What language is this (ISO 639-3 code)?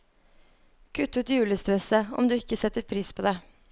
nor